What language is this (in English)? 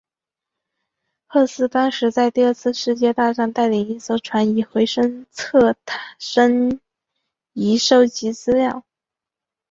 Chinese